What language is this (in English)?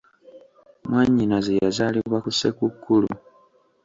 Ganda